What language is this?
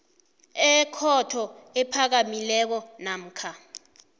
South Ndebele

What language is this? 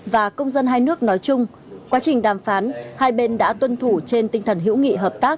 Vietnamese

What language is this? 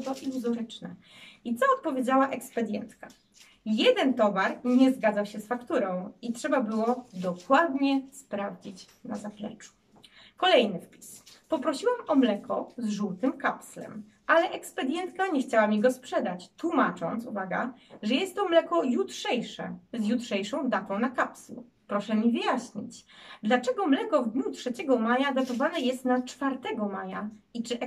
Polish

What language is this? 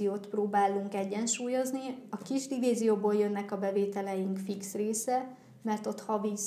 Hungarian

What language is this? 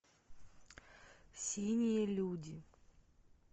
Russian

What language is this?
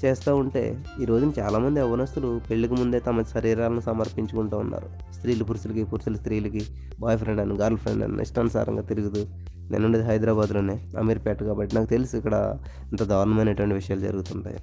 Telugu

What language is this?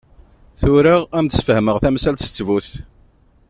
Kabyle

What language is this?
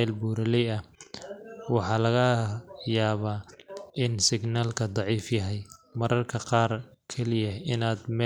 Somali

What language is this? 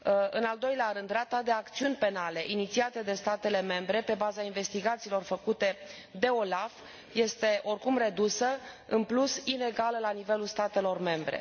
Romanian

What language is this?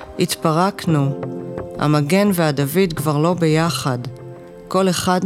Hebrew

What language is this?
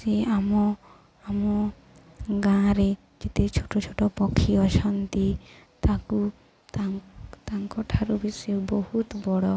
Odia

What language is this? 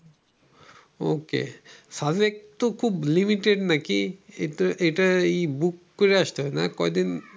Bangla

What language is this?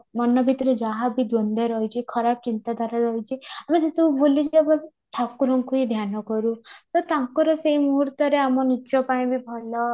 Odia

